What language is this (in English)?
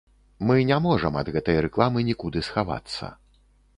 Belarusian